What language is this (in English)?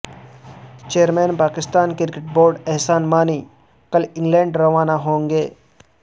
Urdu